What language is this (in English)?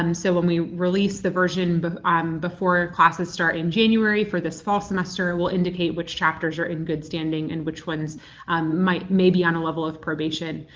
English